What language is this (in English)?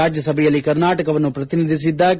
Kannada